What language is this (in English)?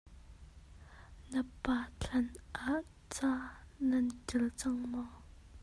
Hakha Chin